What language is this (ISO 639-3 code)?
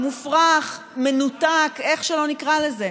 heb